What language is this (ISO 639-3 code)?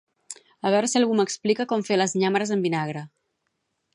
cat